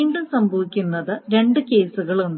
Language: Malayalam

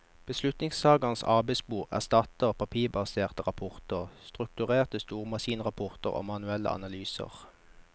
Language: Norwegian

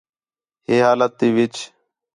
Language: Khetrani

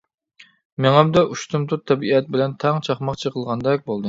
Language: Uyghur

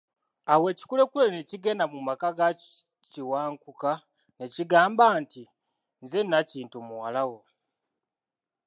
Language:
Ganda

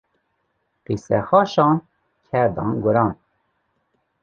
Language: Kurdish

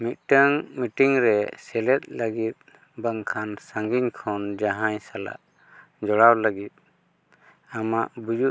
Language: Santali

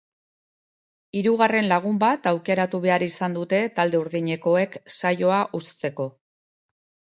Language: Basque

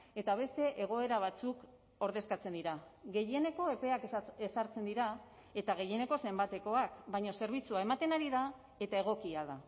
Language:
Basque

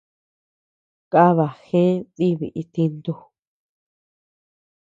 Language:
Tepeuxila Cuicatec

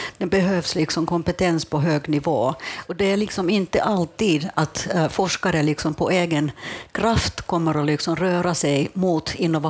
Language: Swedish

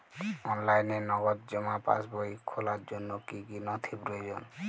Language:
Bangla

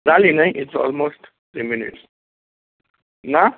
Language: Konkani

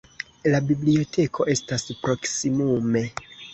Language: Esperanto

